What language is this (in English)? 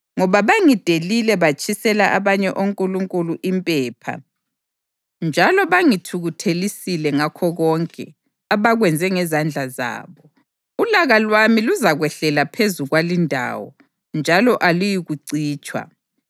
North Ndebele